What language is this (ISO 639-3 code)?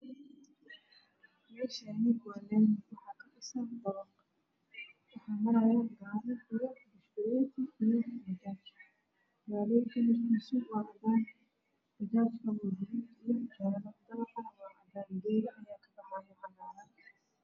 som